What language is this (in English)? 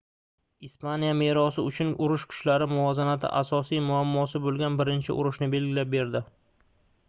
Uzbek